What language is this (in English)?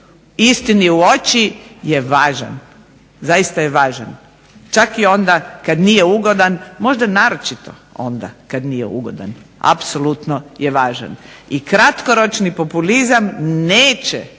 Croatian